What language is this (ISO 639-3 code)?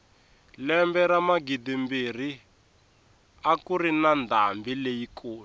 tso